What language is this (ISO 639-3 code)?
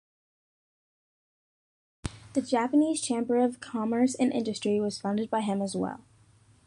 eng